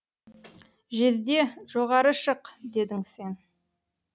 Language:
Kazakh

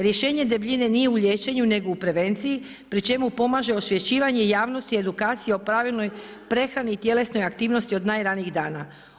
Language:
Croatian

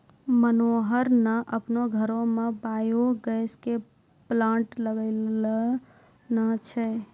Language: Maithili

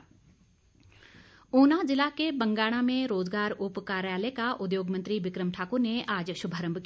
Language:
Hindi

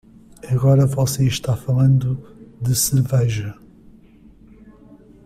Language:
Portuguese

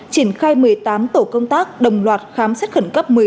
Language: Vietnamese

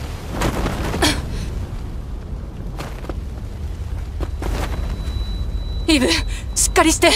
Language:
Japanese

